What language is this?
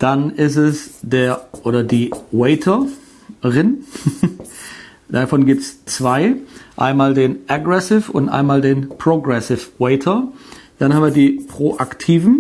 German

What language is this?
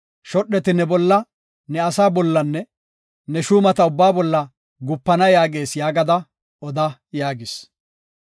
Gofa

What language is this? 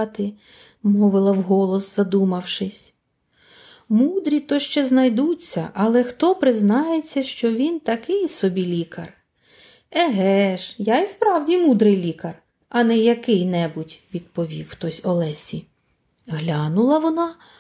Ukrainian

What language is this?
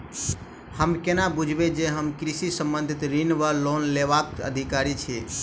Maithili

